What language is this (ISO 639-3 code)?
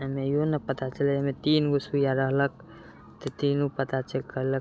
mai